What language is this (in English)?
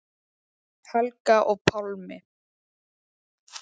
Icelandic